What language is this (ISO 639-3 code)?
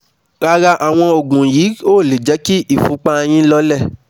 yor